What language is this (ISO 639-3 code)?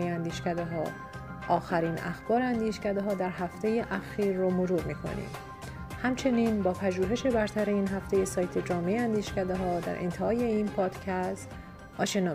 fas